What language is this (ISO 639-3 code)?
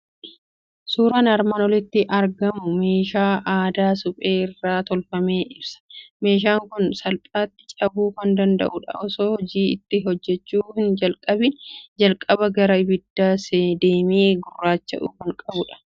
orm